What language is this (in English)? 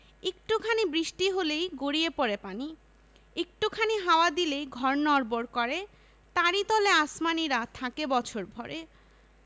Bangla